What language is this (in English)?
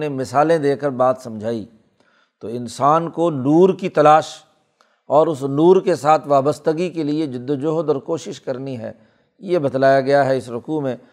Urdu